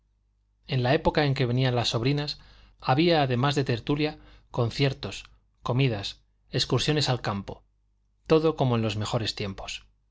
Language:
Spanish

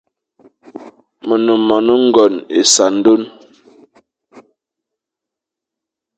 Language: Fang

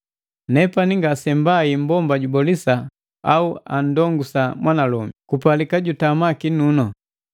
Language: Matengo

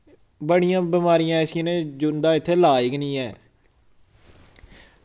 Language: Dogri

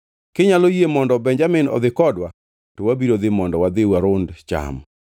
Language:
Luo (Kenya and Tanzania)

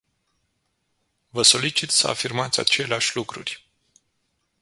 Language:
Romanian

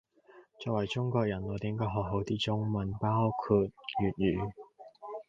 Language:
Cantonese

